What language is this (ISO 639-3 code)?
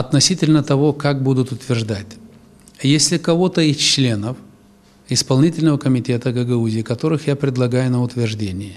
rus